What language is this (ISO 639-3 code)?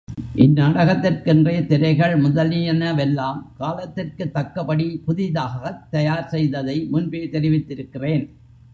tam